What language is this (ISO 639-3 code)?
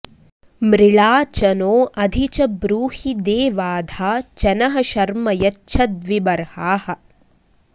san